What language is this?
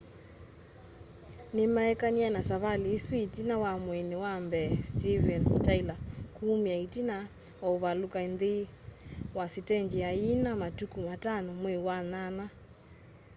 Kamba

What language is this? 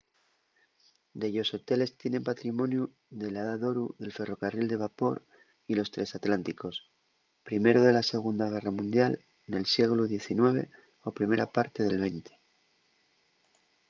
Asturian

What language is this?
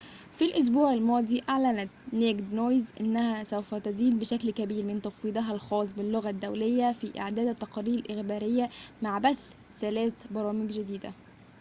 Arabic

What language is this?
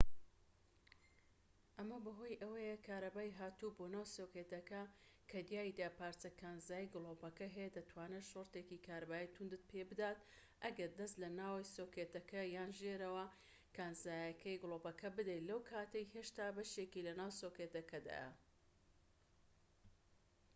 Central Kurdish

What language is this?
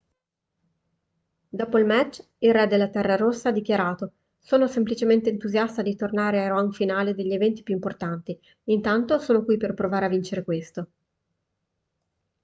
Italian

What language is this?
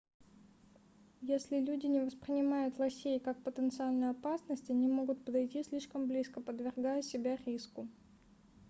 Russian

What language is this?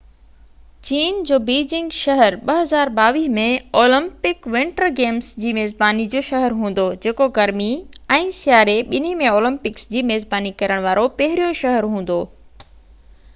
Sindhi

